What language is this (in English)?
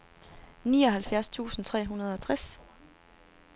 Danish